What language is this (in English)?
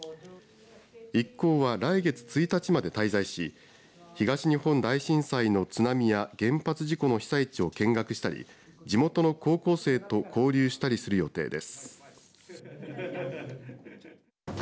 Japanese